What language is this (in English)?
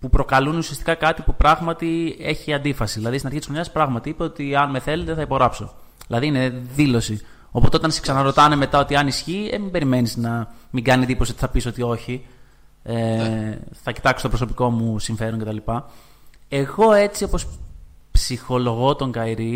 Greek